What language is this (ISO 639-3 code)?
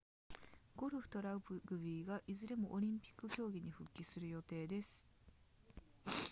jpn